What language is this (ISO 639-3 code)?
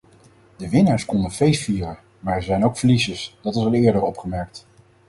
nld